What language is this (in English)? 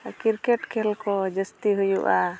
Santali